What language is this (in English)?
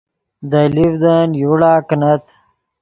Yidgha